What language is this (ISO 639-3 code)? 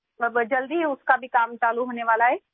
urd